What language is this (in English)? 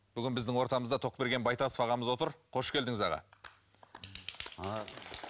Kazakh